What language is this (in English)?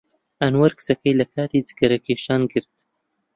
Central Kurdish